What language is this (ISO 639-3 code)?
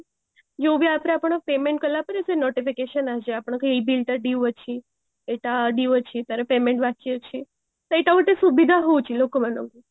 ori